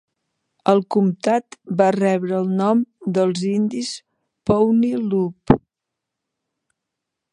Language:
Catalan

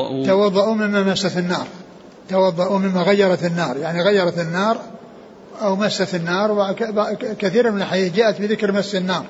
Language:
Arabic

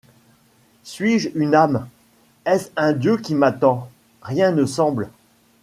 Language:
French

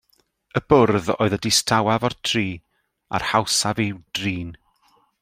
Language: Welsh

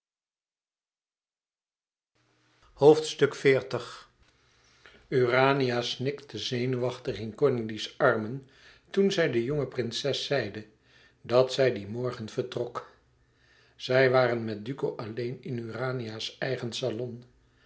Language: Dutch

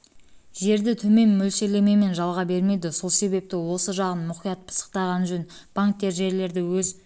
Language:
Kazakh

